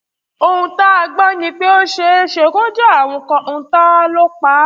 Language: Yoruba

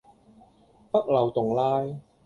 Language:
Cantonese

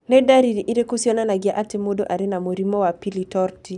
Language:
Kikuyu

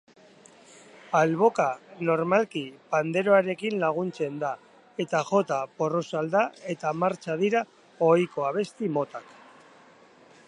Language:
Basque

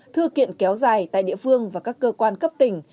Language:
Vietnamese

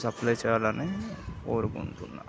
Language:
Telugu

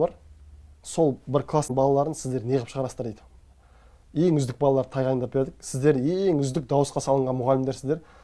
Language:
Turkish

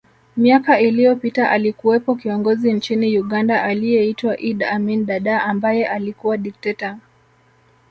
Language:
Swahili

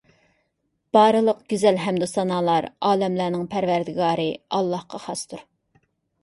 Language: Uyghur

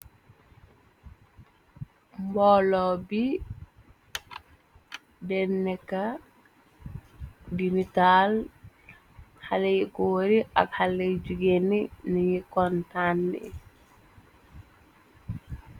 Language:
Wolof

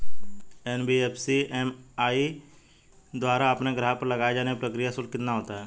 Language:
Hindi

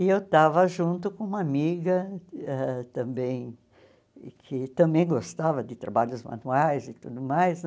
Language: Portuguese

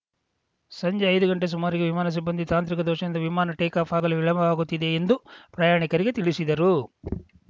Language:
Kannada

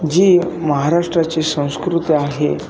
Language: Marathi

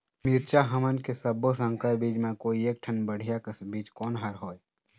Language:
Chhattisgarhi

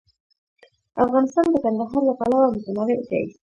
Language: Pashto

